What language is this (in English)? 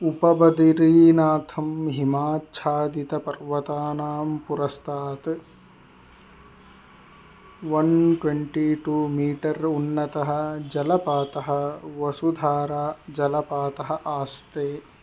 Sanskrit